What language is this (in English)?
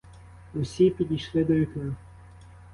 Ukrainian